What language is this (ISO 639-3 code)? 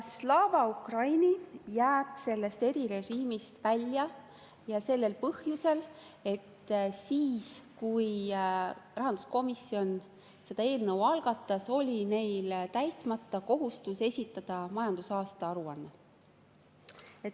est